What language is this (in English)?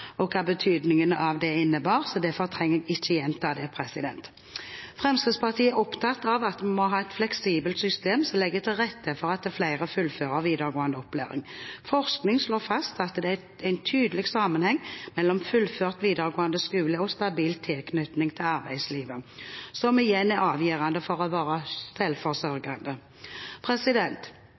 Norwegian Bokmål